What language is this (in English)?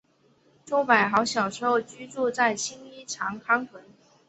Chinese